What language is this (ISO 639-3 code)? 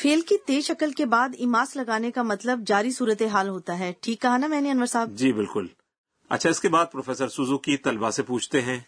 urd